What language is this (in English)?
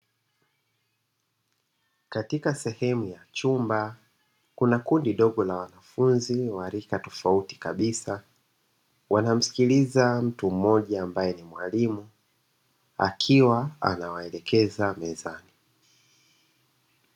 Swahili